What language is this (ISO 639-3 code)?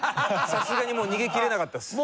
jpn